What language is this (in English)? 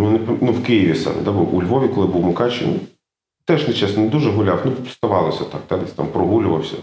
Ukrainian